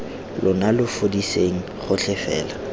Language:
Tswana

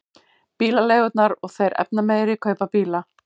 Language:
Icelandic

